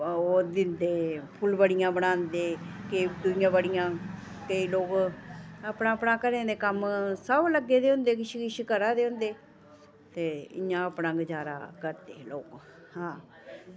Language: Dogri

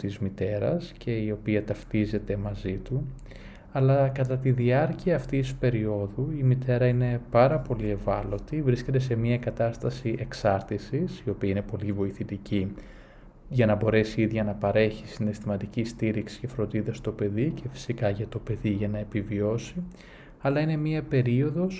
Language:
Greek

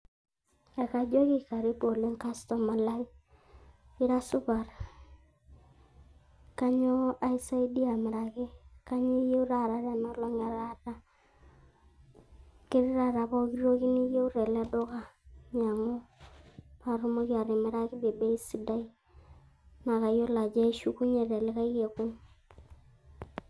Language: Masai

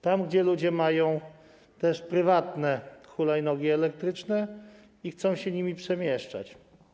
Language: Polish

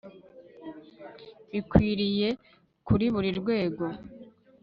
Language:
Kinyarwanda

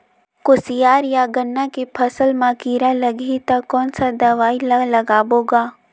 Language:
Chhattisgarhi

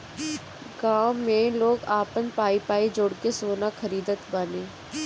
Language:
Bhojpuri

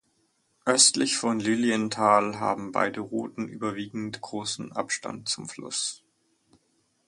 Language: German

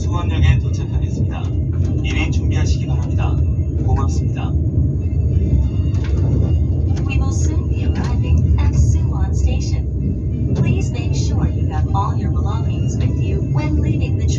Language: Korean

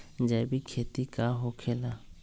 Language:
Magahi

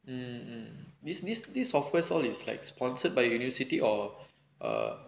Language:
English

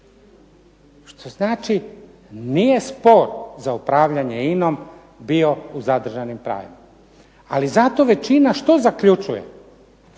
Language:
Croatian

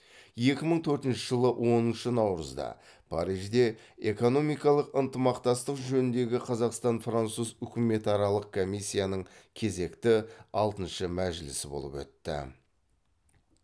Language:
Kazakh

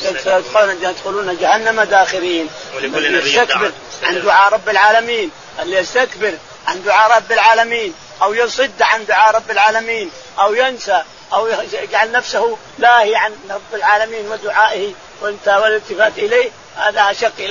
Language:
Arabic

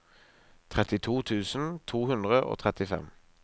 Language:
Norwegian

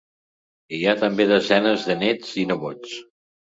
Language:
Catalan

